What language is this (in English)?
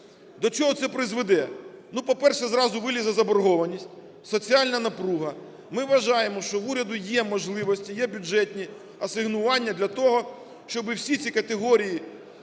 Ukrainian